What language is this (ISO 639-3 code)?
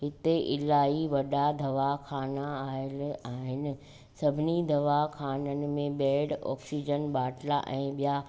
snd